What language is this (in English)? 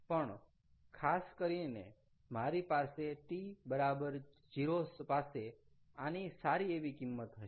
Gujarati